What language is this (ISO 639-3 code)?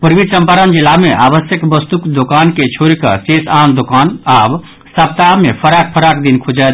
mai